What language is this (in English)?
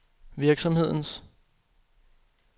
Danish